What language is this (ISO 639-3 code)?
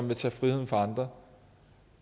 dan